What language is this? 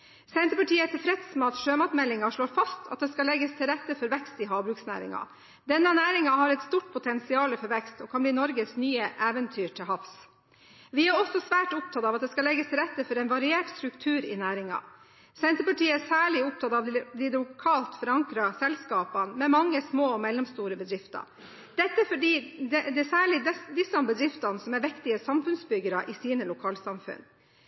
Norwegian Bokmål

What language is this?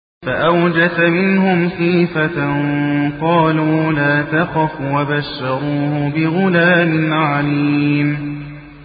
Arabic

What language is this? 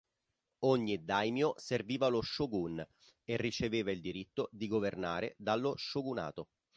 Italian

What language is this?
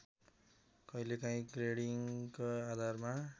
Nepali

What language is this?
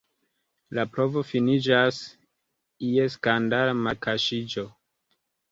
Esperanto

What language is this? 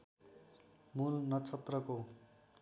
Nepali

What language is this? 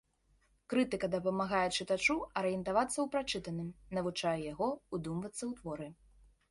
Belarusian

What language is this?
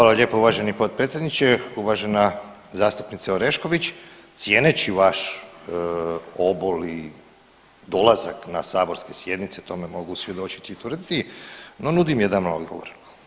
Croatian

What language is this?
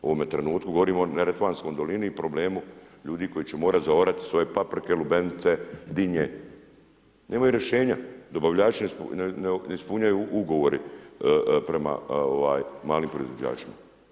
Croatian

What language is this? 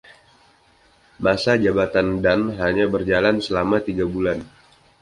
Indonesian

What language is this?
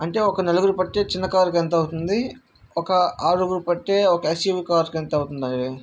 Telugu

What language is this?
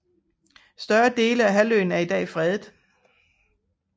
Danish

